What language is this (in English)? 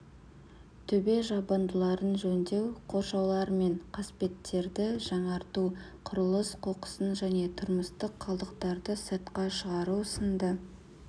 Kazakh